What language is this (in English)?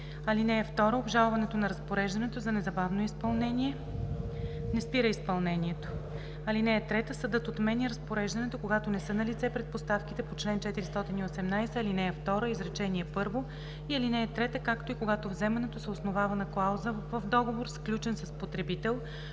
Bulgarian